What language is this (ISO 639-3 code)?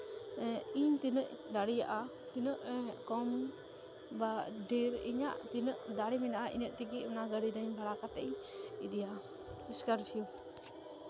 sat